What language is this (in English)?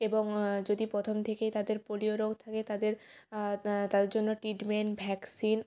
Bangla